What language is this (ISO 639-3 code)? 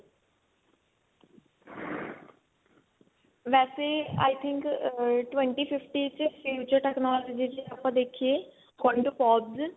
pan